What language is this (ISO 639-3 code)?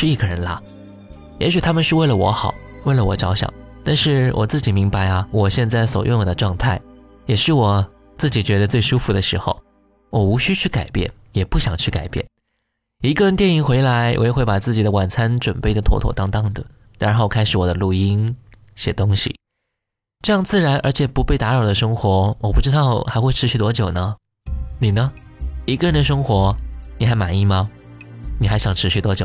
zho